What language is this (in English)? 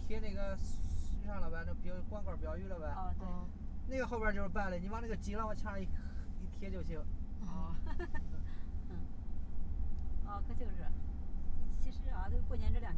Chinese